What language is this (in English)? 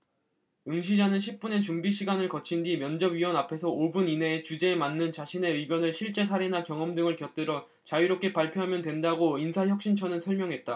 Korean